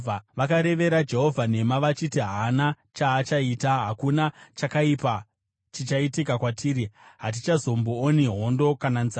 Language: Shona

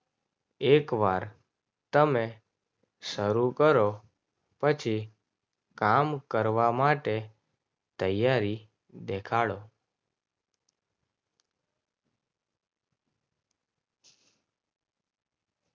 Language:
Gujarati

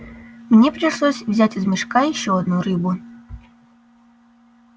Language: Russian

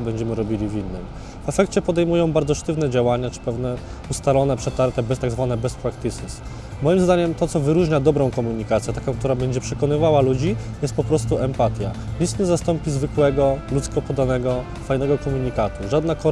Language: Polish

